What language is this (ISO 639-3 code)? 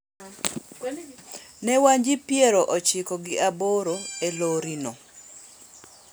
luo